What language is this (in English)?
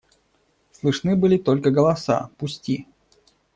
Russian